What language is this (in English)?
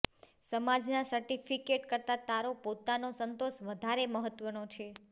Gujarati